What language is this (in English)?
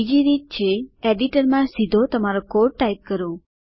Gujarati